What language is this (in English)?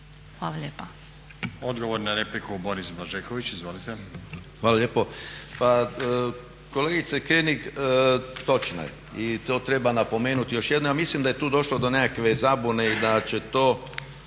Croatian